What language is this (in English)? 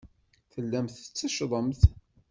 Kabyle